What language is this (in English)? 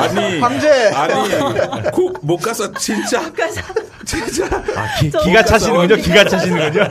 Korean